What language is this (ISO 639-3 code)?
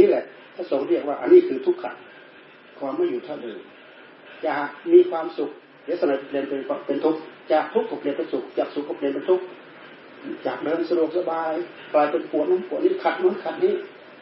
tha